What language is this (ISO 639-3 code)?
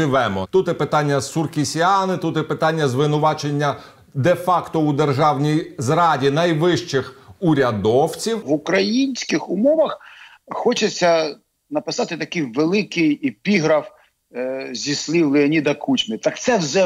ukr